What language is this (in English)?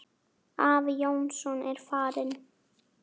Icelandic